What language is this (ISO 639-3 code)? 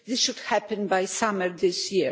eng